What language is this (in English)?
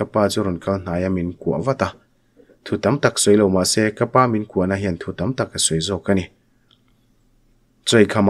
Thai